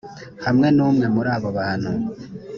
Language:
Kinyarwanda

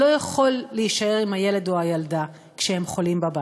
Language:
Hebrew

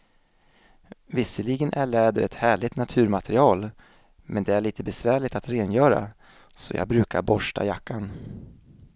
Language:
Swedish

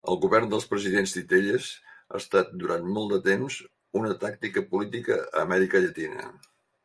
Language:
Catalan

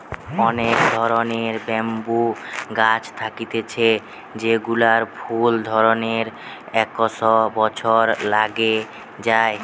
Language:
Bangla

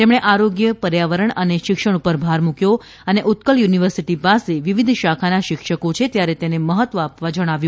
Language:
Gujarati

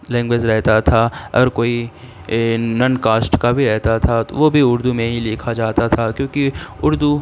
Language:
Urdu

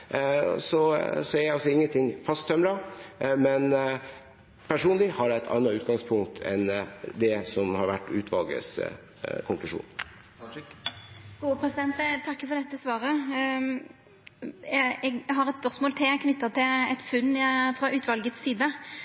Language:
Norwegian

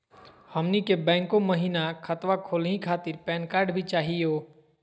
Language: Magahi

